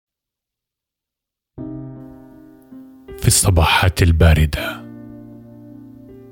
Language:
Arabic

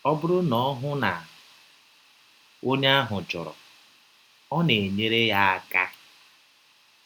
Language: Igbo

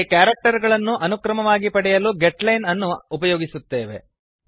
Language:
Kannada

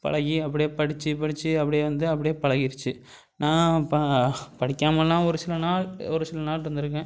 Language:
Tamil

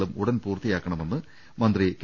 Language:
Malayalam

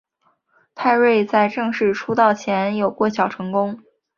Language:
Chinese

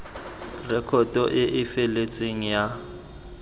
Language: Tswana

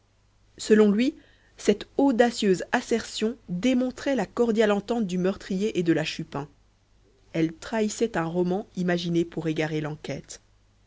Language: French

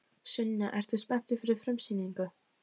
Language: Icelandic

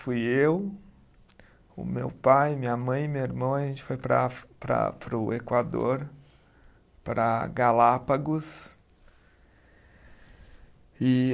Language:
Portuguese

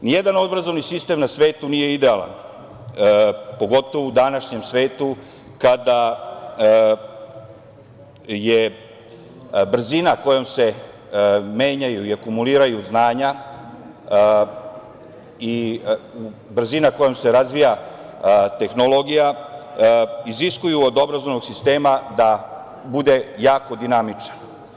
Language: Serbian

